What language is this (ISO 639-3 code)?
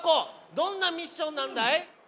jpn